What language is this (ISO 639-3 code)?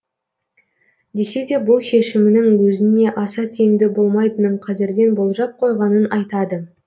kaz